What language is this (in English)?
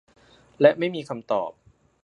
Thai